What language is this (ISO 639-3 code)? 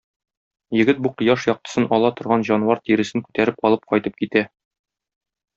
tat